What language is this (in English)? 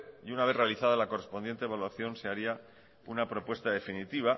Spanish